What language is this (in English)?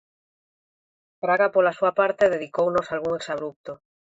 Galician